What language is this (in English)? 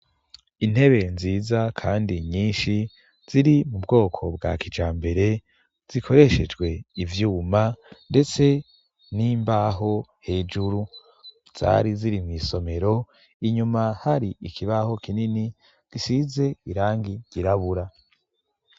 Rundi